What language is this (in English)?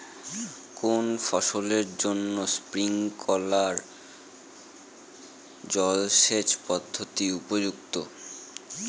Bangla